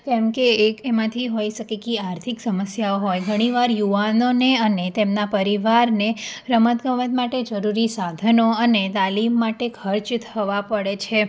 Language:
Gujarati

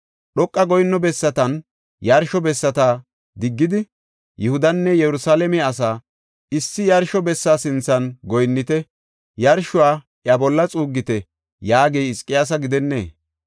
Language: Gofa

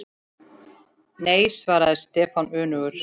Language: Icelandic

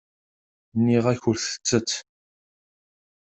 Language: Kabyle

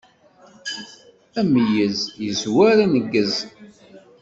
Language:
Kabyle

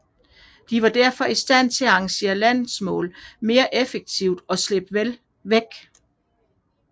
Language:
Danish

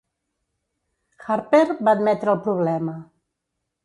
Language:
Catalan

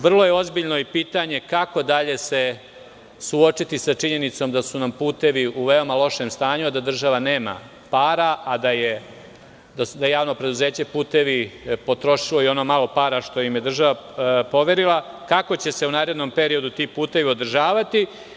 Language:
Serbian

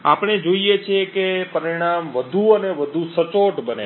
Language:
Gujarati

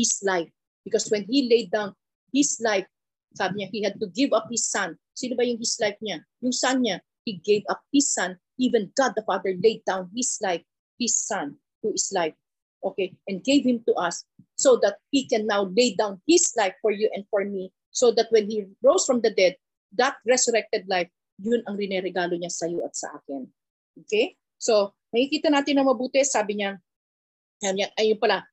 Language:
Filipino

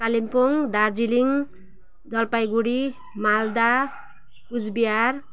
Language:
Nepali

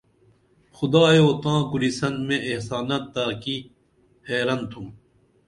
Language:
Dameli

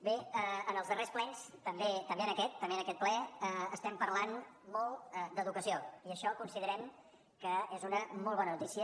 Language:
Catalan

